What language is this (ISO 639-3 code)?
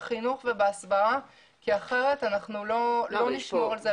heb